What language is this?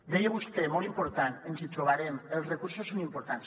Catalan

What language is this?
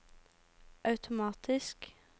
Norwegian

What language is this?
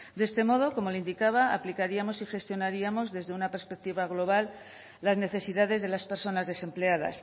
Spanish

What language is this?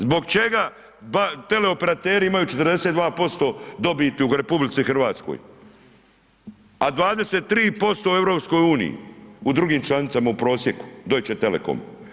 Croatian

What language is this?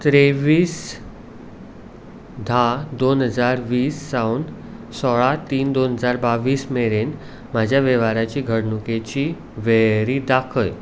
Konkani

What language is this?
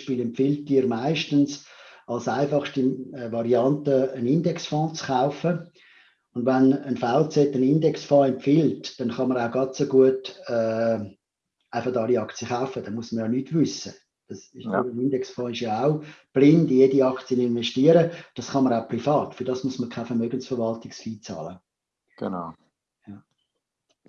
German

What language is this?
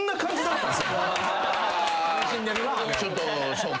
Japanese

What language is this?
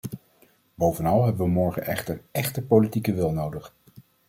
Dutch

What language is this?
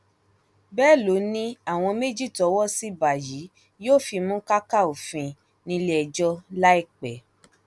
Yoruba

